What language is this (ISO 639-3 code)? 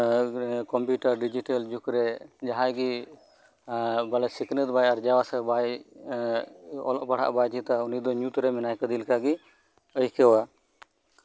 sat